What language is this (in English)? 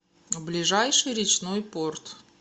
Russian